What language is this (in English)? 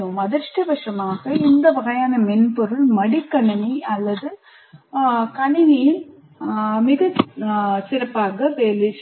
Tamil